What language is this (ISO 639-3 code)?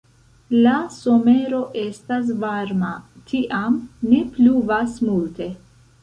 epo